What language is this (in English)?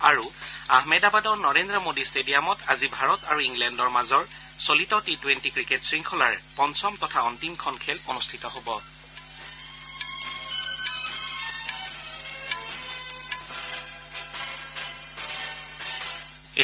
Assamese